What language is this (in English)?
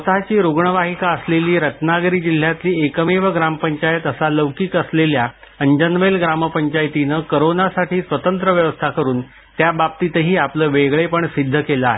Marathi